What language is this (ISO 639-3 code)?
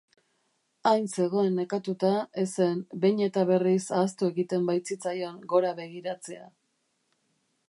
eus